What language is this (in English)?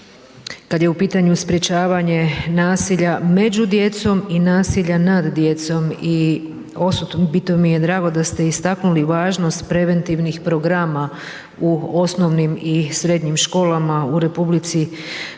Croatian